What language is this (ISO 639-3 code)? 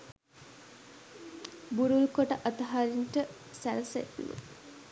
sin